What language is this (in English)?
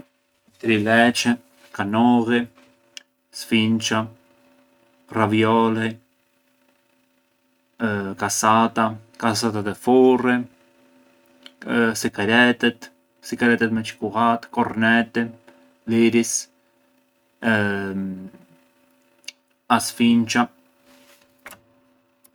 Arbëreshë Albanian